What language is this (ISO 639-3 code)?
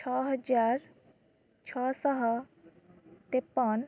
ori